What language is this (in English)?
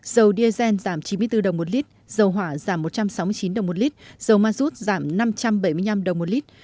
Vietnamese